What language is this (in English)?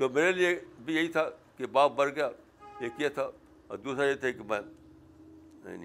Urdu